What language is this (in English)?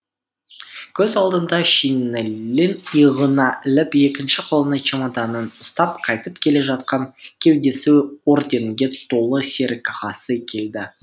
Kazakh